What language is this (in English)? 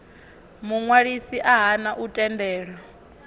Venda